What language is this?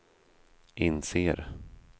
Swedish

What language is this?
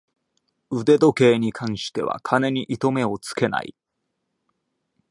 Japanese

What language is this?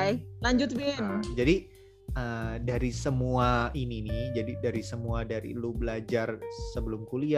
Indonesian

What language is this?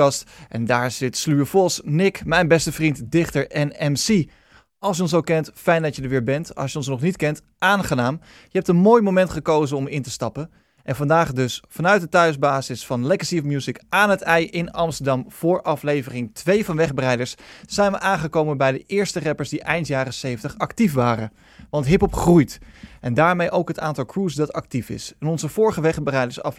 Dutch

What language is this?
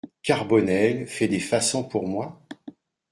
French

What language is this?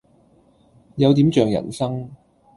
Cantonese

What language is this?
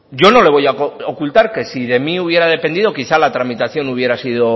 Spanish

